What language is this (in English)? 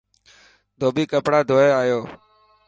Dhatki